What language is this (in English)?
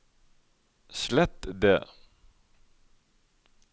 Norwegian